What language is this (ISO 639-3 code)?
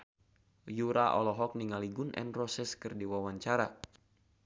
sun